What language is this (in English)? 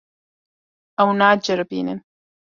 Kurdish